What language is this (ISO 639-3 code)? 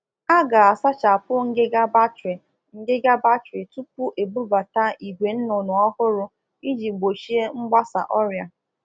ibo